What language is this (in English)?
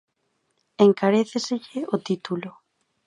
Galician